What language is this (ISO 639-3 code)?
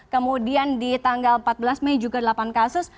ind